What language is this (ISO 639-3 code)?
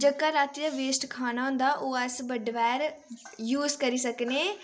doi